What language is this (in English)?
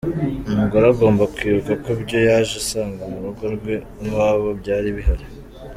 Kinyarwanda